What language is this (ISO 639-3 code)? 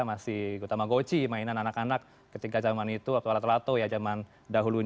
ind